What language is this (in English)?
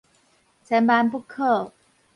Min Nan Chinese